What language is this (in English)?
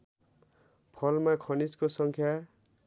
Nepali